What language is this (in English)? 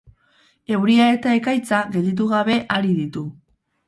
Basque